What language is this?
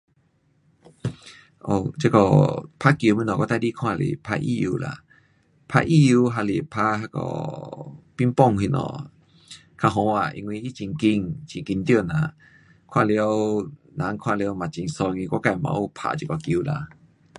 Pu-Xian Chinese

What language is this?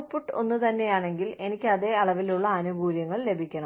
Malayalam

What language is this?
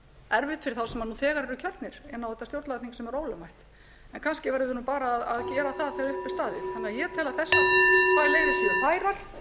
Icelandic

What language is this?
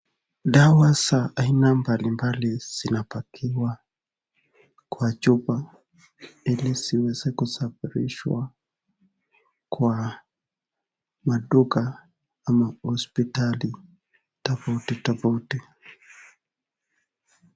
Swahili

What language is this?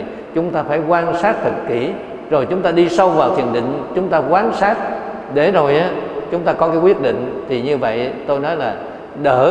Vietnamese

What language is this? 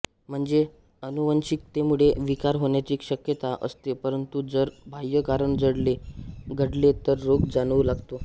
Marathi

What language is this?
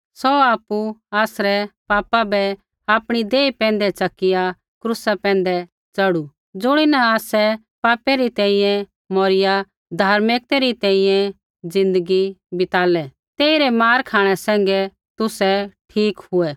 Kullu Pahari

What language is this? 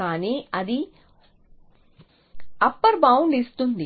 Telugu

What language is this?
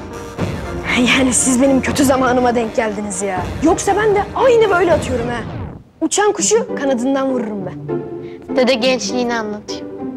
Turkish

